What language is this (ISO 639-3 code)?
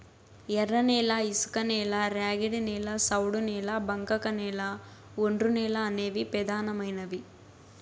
tel